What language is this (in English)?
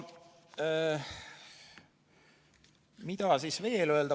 Estonian